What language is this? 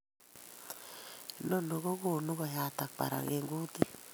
Kalenjin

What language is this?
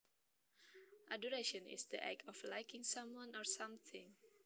Javanese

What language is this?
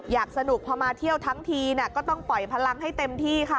Thai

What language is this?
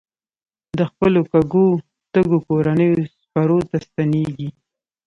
Pashto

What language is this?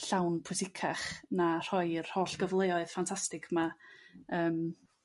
Welsh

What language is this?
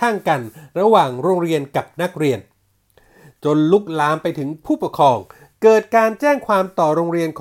Thai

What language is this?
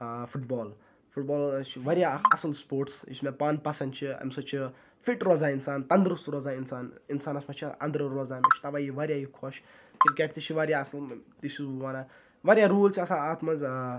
Kashmiri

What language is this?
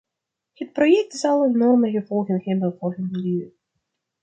Dutch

